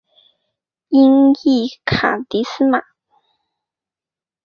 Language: Chinese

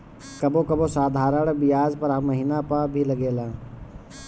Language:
Bhojpuri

